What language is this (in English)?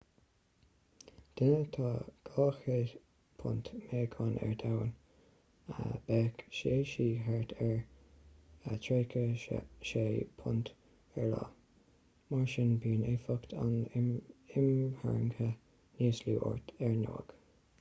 Irish